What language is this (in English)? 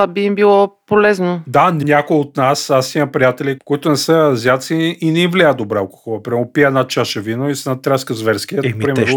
Bulgarian